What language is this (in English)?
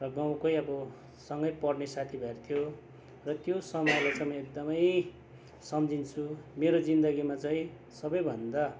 Nepali